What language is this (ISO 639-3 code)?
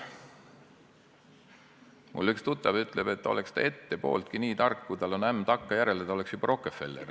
est